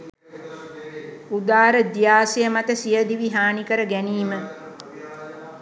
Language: Sinhala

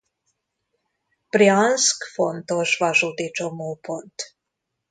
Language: Hungarian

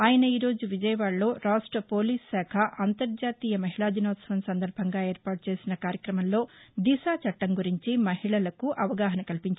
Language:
Telugu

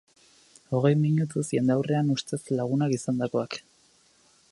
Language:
Basque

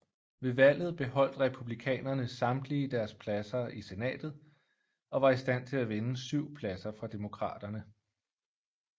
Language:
Danish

